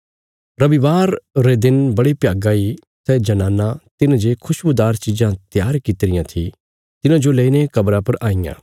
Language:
Bilaspuri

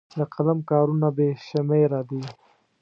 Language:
Pashto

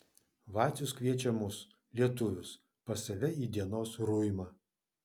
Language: Lithuanian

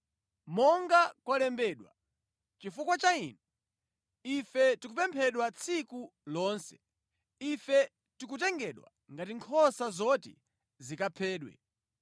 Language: Nyanja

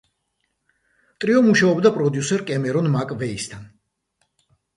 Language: Georgian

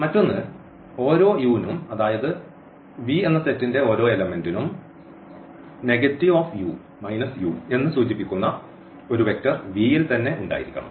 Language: Malayalam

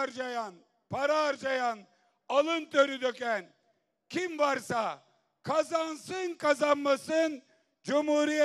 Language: Turkish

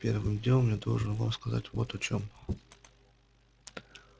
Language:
Russian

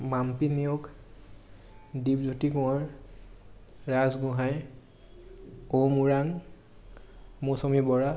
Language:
Assamese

